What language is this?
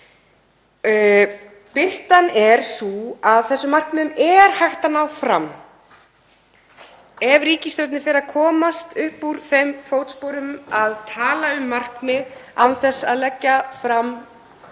Icelandic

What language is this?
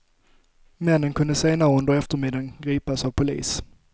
Swedish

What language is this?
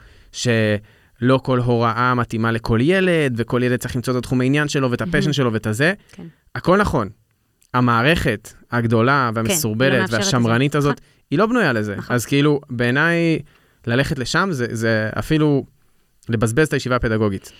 Hebrew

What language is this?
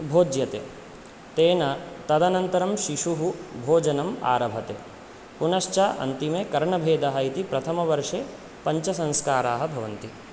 Sanskrit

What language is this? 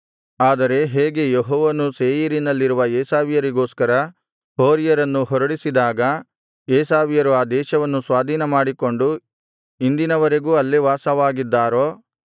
Kannada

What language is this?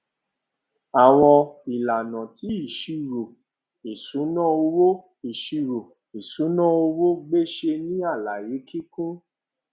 Yoruba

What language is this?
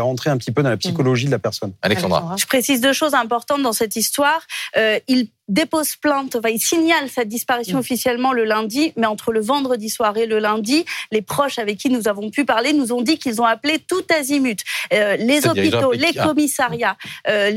French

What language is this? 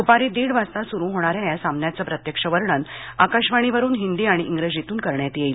Marathi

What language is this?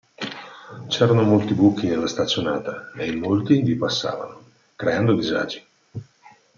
Italian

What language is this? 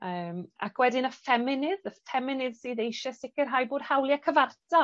Welsh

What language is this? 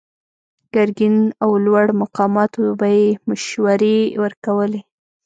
Pashto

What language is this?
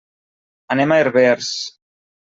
Catalan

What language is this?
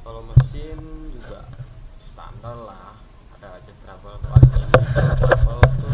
Indonesian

